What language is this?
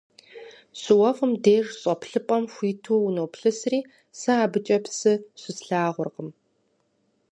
Kabardian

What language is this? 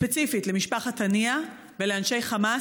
Hebrew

